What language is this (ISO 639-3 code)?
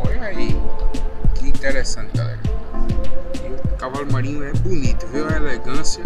por